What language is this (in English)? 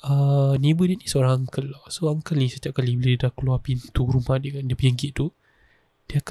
Malay